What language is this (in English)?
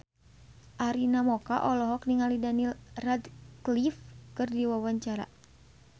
Sundanese